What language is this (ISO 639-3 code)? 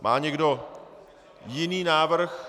ces